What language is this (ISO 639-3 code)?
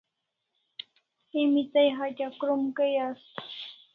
kls